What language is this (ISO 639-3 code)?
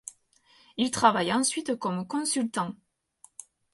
fra